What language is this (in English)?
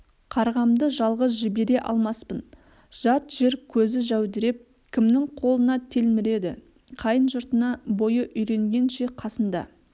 Kazakh